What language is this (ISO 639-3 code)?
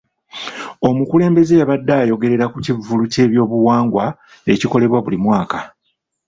lug